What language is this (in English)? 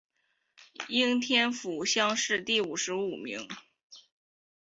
Chinese